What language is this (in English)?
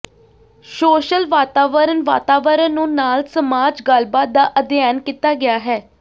Punjabi